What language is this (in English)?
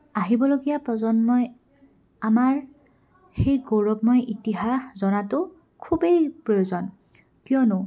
Assamese